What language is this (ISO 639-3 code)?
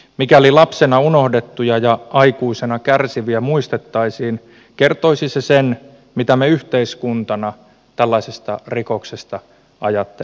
fin